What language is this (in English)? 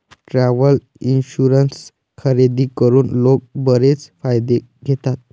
Marathi